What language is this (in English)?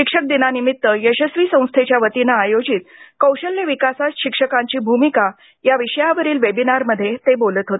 Marathi